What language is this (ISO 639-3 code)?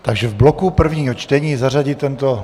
ces